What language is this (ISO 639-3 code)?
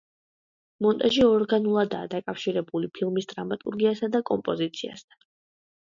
kat